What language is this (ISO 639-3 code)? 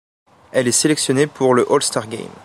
fra